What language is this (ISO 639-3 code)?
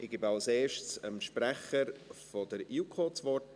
gsw